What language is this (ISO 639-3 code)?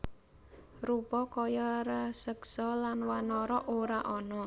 jav